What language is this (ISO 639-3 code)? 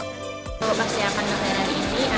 ind